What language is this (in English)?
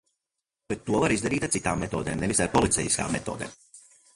Latvian